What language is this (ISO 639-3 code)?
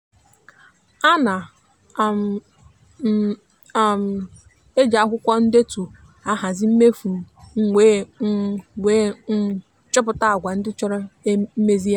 ibo